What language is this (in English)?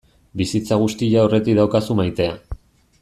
Basque